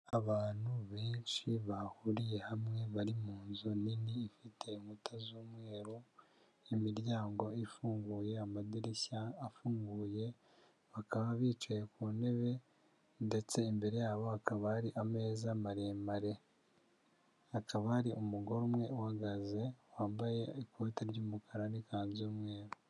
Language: Kinyarwanda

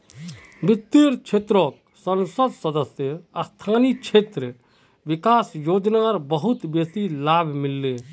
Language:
Magahi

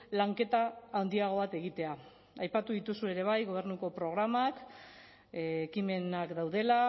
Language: Basque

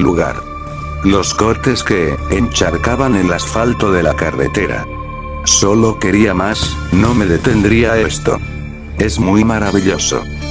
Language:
Spanish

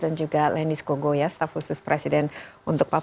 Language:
Indonesian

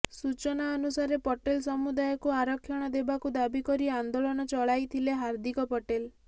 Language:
Odia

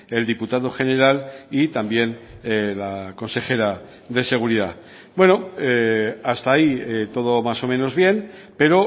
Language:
Spanish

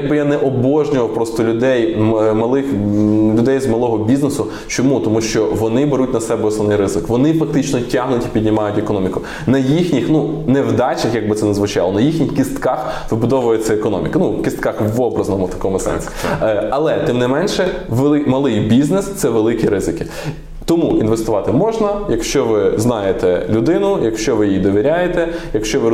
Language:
Ukrainian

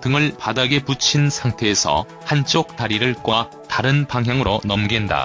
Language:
Korean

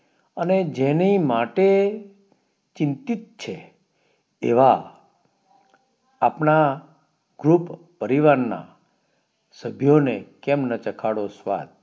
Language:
Gujarati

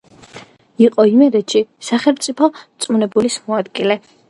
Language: Georgian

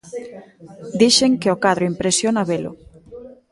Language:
Galician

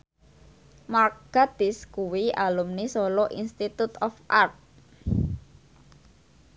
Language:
Javanese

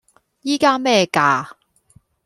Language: Cantonese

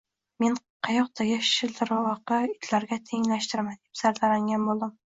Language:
Uzbek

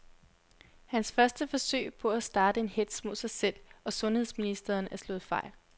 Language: Danish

